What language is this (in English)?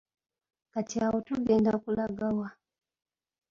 Ganda